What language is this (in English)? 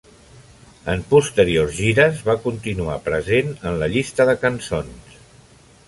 Catalan